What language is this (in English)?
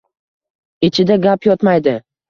Uzbek